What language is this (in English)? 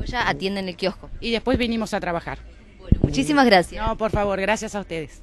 Spanish